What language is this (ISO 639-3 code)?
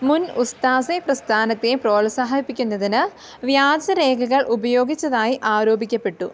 mal